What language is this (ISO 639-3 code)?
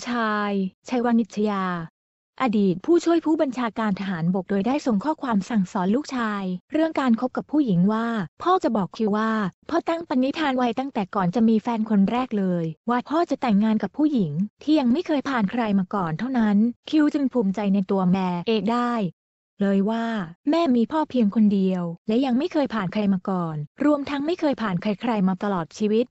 tha